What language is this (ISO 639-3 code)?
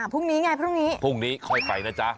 tha